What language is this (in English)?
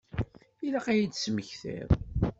Kabyle